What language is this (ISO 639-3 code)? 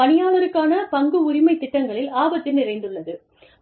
tam